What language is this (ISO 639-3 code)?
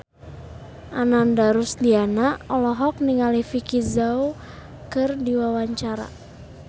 sun